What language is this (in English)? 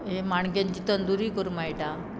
Konkani